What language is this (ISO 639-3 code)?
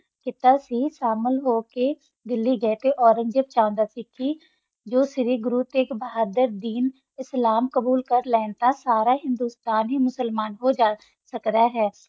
pan